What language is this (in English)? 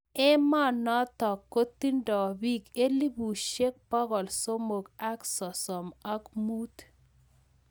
Kalenjin